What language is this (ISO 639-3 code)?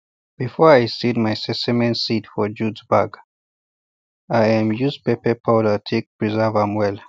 pcm